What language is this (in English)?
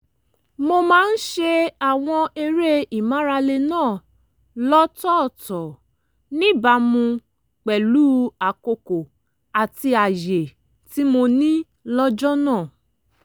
Yoruba